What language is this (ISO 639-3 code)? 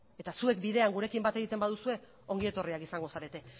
eus